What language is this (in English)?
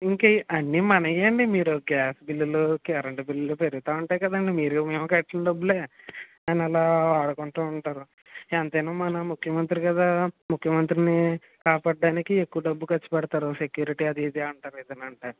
Telugu